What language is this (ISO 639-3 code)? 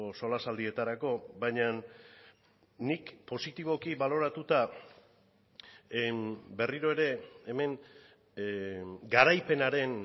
eus